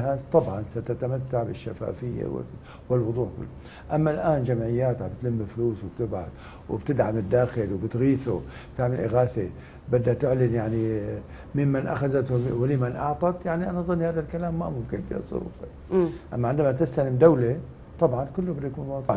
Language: Arabic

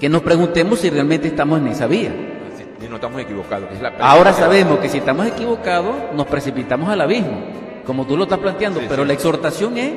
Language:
Spanish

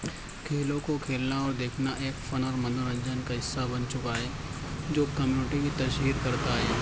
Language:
Urdu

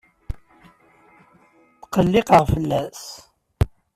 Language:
Kabyle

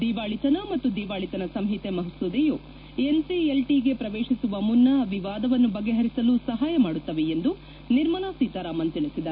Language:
Kannada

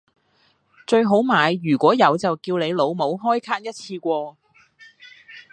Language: Cantonese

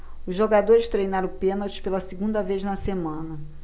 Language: Portuguese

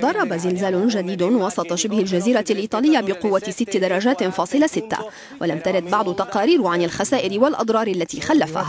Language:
Arabic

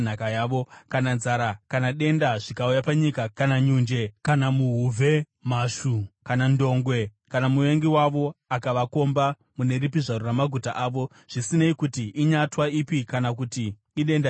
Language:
Shona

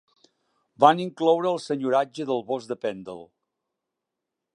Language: Catalan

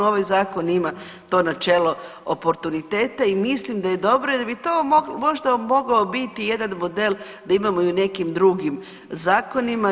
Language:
Croatian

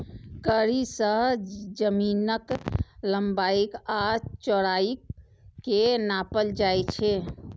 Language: Maithili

